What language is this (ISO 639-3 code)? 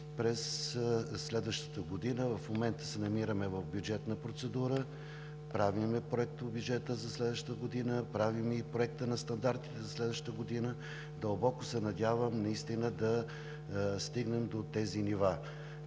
bul